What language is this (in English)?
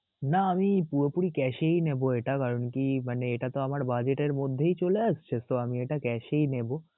Bangla